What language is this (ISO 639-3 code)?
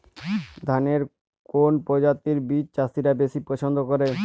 ben